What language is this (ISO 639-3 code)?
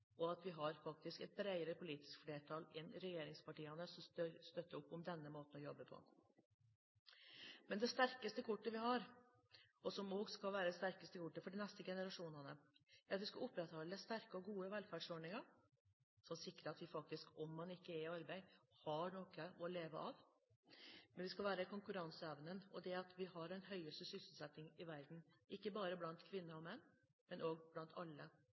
nob